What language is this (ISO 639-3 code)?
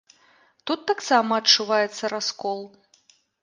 bel